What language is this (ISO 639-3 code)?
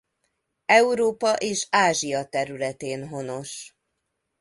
hun